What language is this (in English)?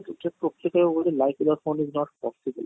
Odia